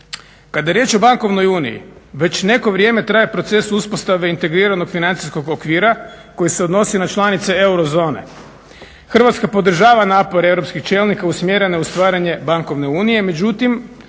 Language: Croatian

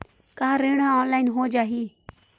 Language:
Chhattisgarhi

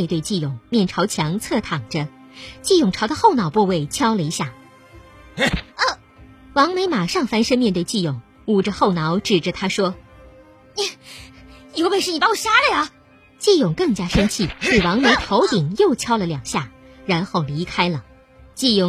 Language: Chinese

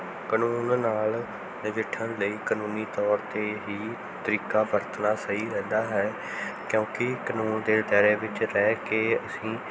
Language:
Punjabi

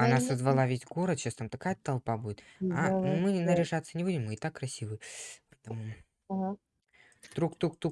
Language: Russian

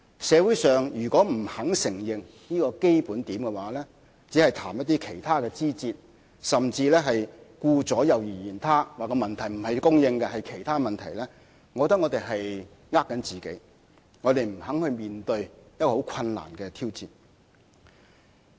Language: Cantonese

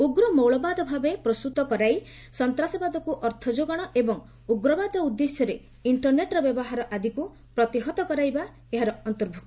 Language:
Odia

